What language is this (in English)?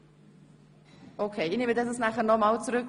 Swiss German